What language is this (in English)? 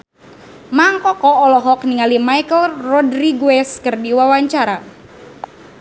Sundanese